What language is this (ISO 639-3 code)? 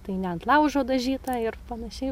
lit